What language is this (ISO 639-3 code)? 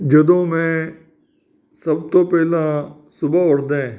pan